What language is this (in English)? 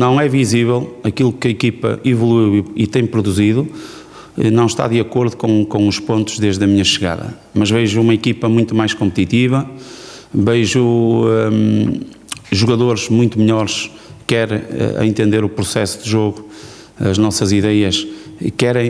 Portuguese